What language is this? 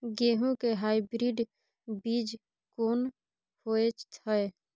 Maithili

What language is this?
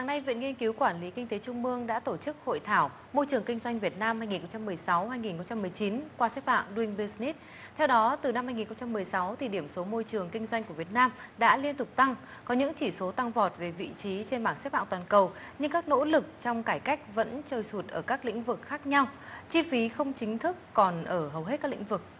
Vietnamese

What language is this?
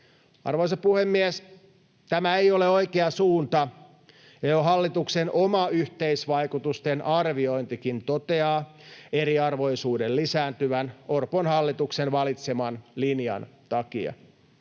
Finnish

